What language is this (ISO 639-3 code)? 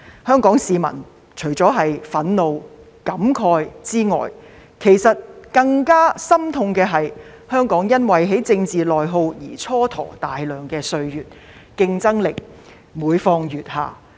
yue